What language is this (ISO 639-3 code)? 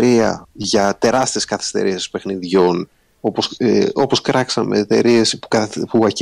ell